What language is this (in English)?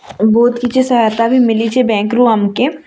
Odia